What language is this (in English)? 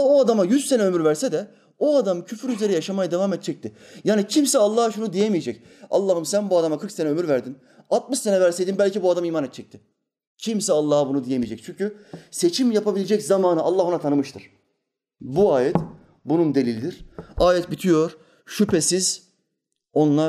Turkish